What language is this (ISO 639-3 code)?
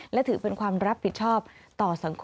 tha